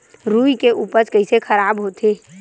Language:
Chhattisgarhi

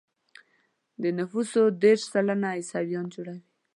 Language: Pashto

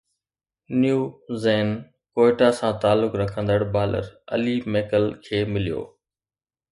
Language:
Sindhi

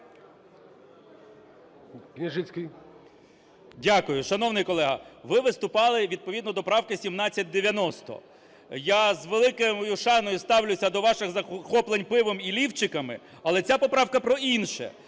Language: Ukrainian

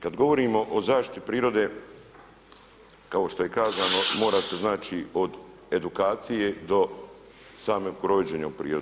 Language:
Croatian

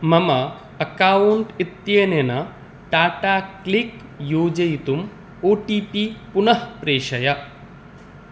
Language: Sanskrit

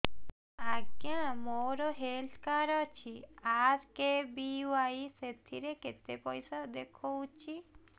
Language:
Odia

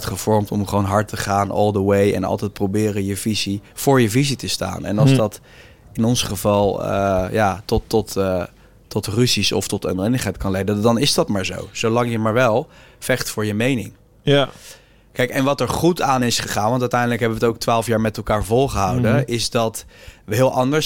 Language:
Dutch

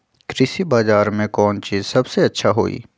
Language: Magahi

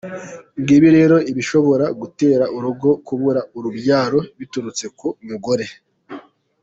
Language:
Kinyarwanda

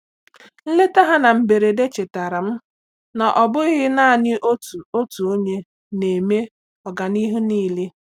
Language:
Igbo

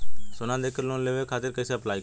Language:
Bhojpuri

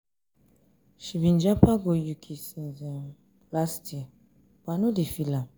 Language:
Nigerian Pidgin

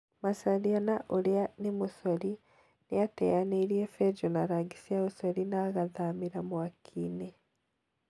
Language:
Kikuyu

